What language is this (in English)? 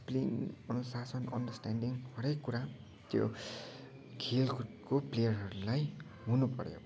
Nepali